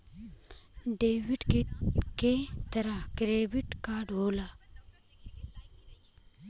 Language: Bhojpuri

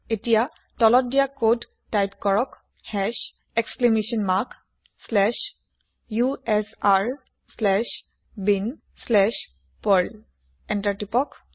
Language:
Assamese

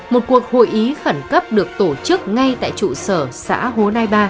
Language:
Vietnamese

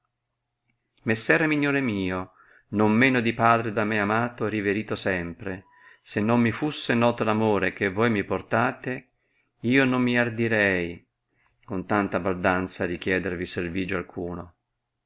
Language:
Italian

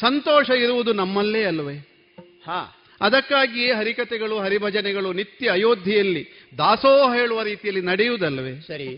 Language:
Kannada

